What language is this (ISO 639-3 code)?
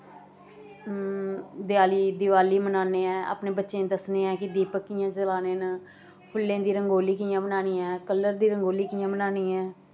doi